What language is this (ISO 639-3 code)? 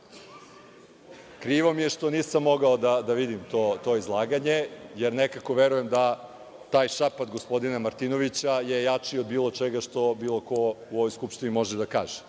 srp